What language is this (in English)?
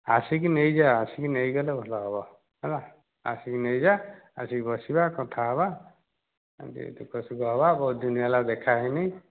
Odia